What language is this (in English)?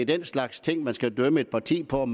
Danish